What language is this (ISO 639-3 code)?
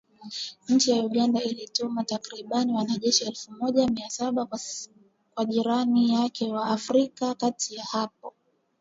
swa